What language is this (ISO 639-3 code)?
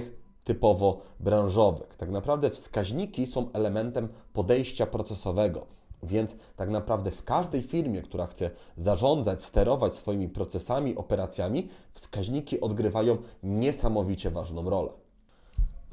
pol